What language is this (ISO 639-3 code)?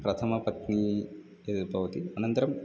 san